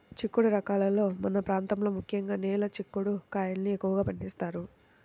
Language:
Telugu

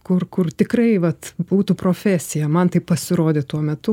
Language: Lithuanian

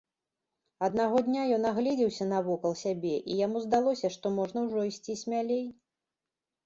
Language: Belarusian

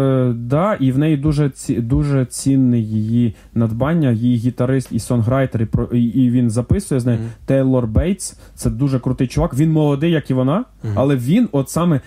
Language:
Ukrainian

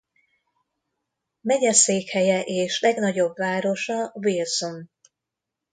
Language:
Hungarian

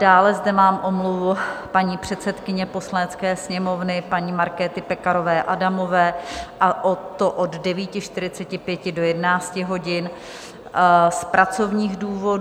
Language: Czech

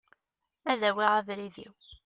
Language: Kabyle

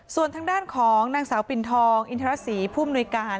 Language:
Thai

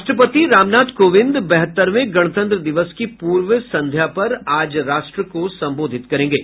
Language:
Hindi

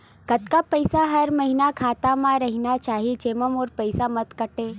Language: Chhattisgarhi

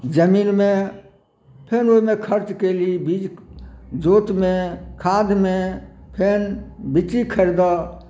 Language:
Maithili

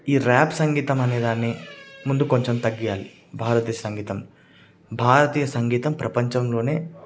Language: Telugu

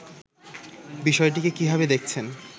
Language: Bangla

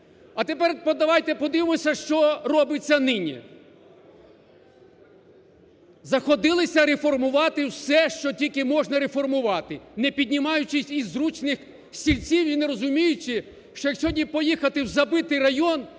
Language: Ukrainian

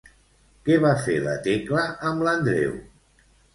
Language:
Catalan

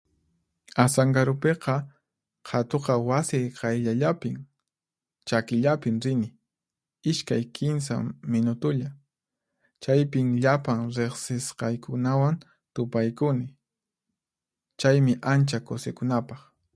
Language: Puno Quechua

